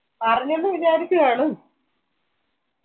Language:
Malayalam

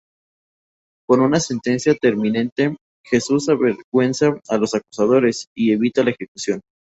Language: Spanish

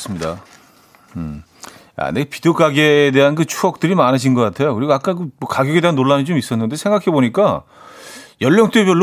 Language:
Korean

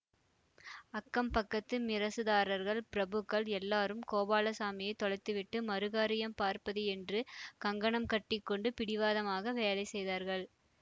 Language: Tamil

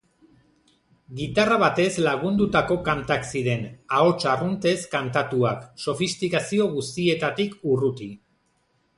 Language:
Basque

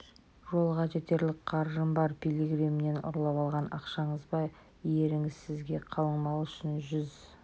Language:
Kazakh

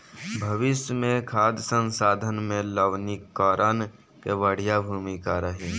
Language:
Bhojpuri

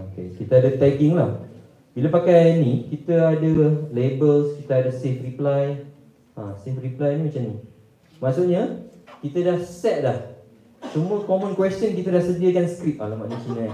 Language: Malay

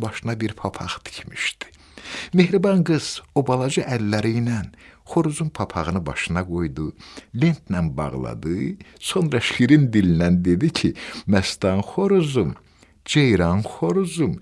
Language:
Turkish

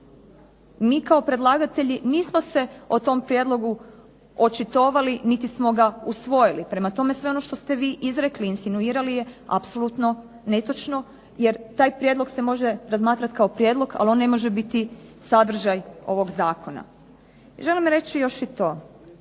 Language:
Croatian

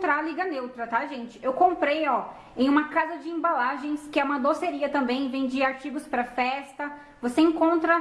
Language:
Portuguese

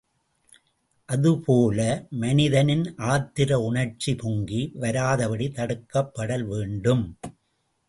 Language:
Tamil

